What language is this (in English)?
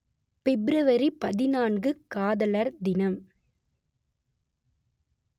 Tamil